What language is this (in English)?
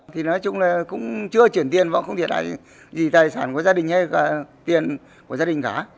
Vietnamese